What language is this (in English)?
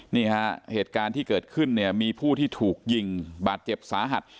Thai